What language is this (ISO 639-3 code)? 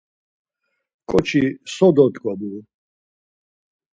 lzz